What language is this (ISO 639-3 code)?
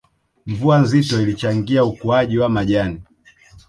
swa